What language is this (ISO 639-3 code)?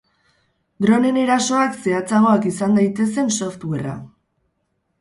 eus